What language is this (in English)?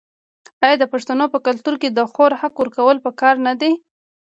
Pashto